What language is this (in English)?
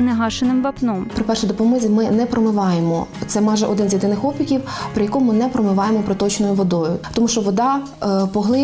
Ukrainian